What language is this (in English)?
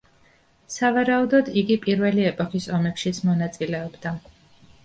Georgian